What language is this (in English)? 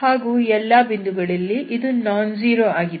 Kannada